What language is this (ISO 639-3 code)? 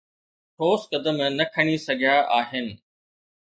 snd